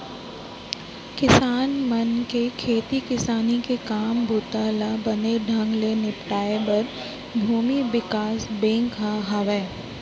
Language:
Chhattisgarhi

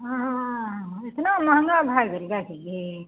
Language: Maithili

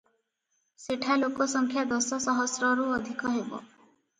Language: Odia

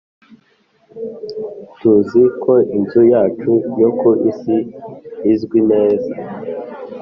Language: Kinyarwanda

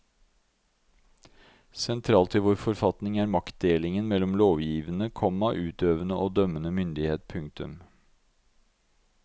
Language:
Norwegian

